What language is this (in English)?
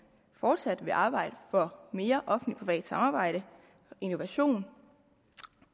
Danish